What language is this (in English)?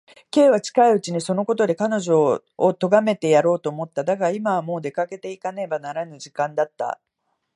Japanese